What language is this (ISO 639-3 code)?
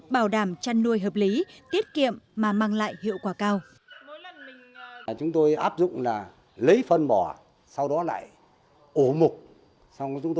vie